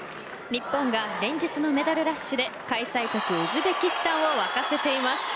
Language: Japanese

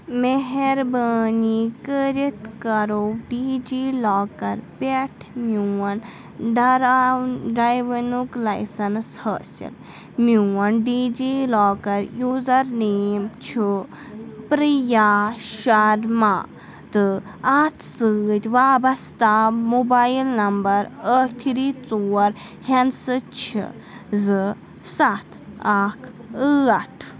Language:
Kashmiri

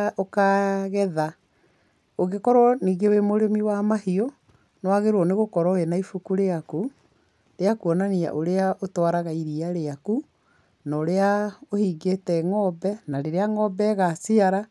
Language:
Kikuyu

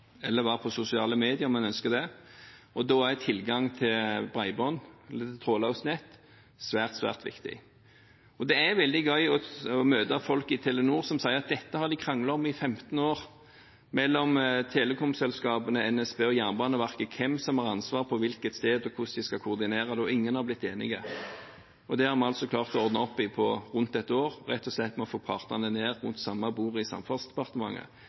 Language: Norwegian Bokmål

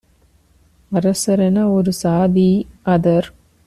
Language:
Tamil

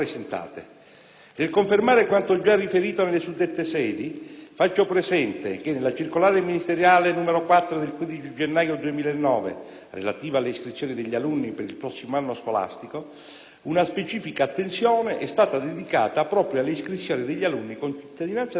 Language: Italian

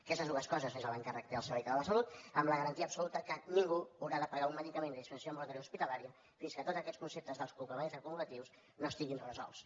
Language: Catalan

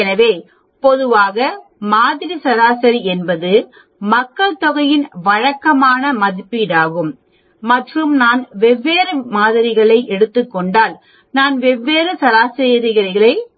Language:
Tamil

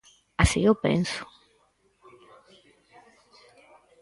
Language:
Galician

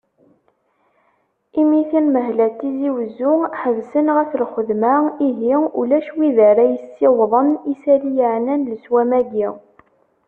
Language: Kabyle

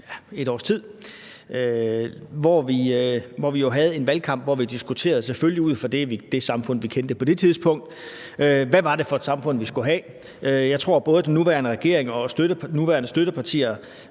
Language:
Danish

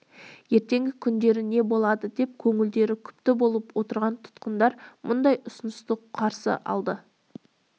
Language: Kazakh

